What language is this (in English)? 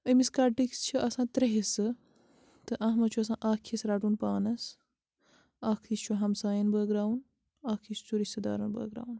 Kashmiri